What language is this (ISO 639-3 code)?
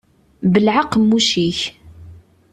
kab